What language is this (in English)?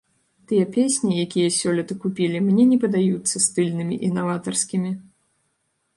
Belarusian